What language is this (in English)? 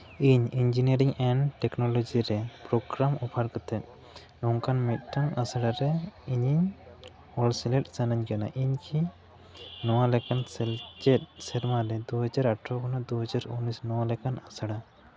Santali